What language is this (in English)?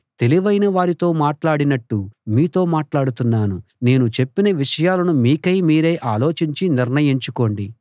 Telugu